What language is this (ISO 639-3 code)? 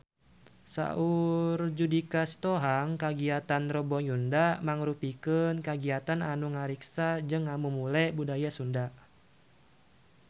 sun